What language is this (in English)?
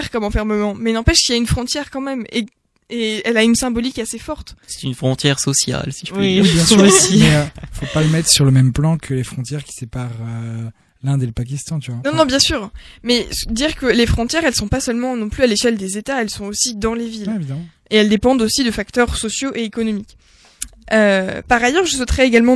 French